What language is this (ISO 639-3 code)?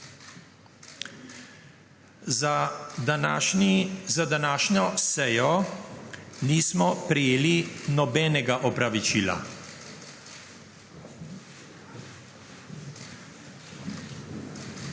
slv